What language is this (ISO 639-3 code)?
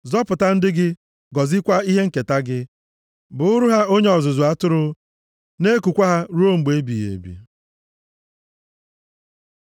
ibo